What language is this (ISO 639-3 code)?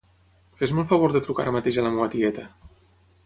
cat